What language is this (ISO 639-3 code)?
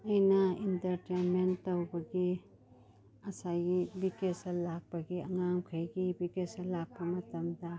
mni